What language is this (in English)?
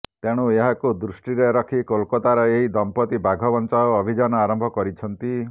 Odia